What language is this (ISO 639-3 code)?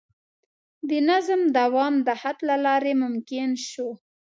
pus